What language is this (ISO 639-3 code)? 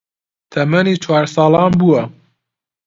ckb